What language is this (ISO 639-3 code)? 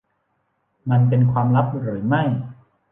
tha